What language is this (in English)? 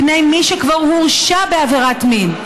Hebrew